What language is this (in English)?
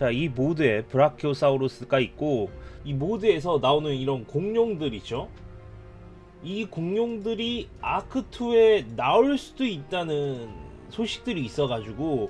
Korean